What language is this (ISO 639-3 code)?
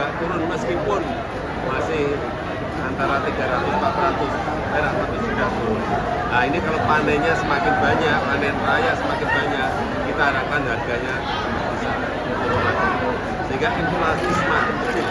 ind